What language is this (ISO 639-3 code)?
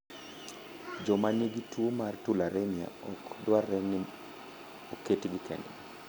luo